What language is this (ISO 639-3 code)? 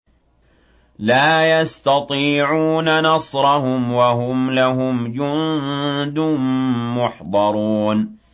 ara